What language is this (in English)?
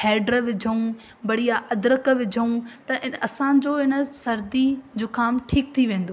Sindhi